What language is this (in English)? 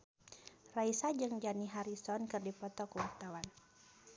Sundanese